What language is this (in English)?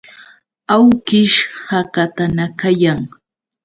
Yauyos Quechua